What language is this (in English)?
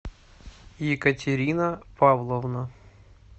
Russian